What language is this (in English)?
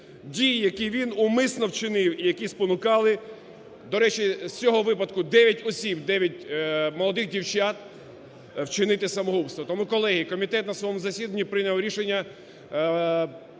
Ukrainian